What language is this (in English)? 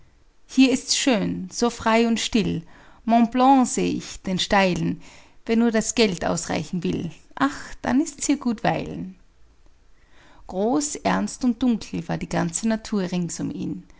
German